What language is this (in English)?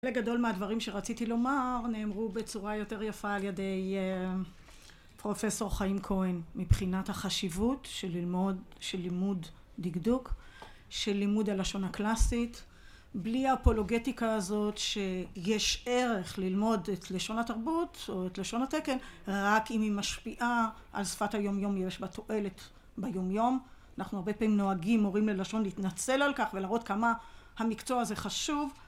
Hebrew